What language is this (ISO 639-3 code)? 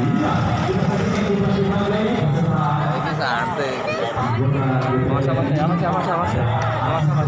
ind